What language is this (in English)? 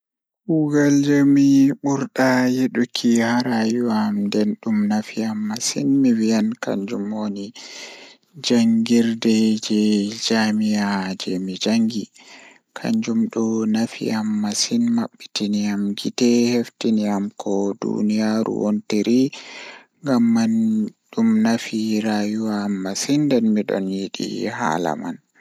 Fula